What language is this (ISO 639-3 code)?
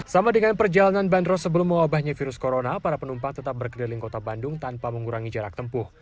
ind